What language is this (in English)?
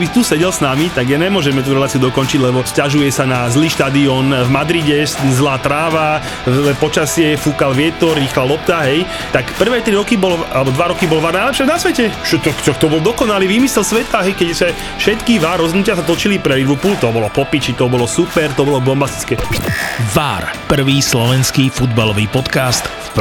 Slovak